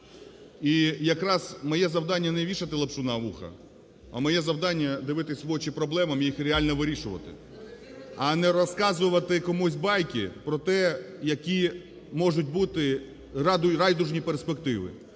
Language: Ukrainian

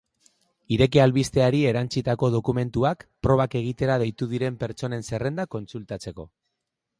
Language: Basque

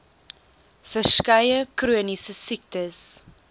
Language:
Afrikaans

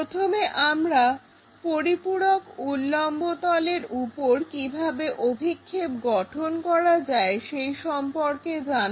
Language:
Bangla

